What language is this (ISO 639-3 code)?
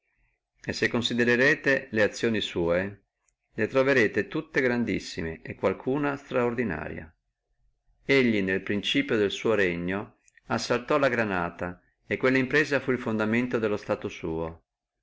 ita